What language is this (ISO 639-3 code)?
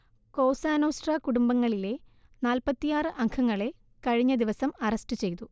mal